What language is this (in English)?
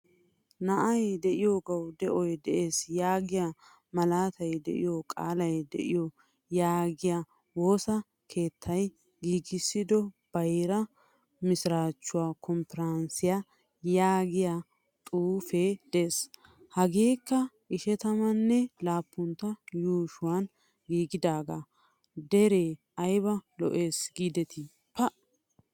Wolaytta